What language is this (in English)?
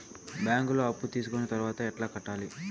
Telugu